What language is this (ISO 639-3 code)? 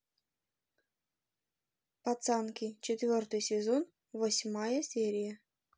rus